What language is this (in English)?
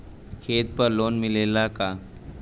Bhojpuri